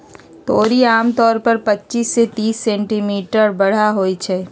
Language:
Magahi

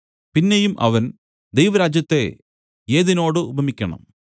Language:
Malayalam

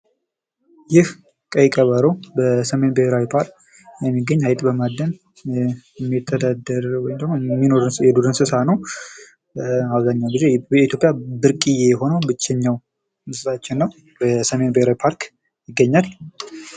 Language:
Amharic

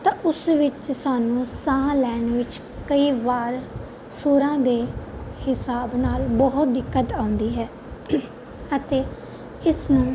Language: Punjabi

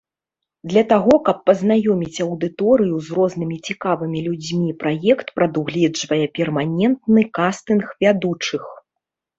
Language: Belarusian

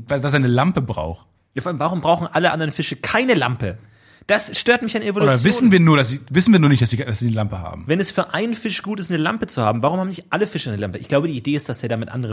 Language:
German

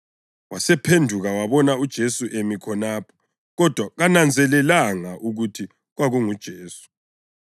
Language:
North Ndebele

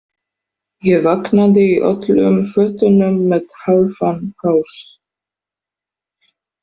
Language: Icelandic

